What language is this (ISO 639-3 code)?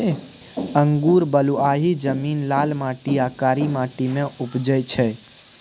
mai